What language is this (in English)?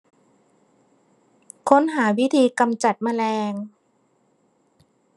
Thai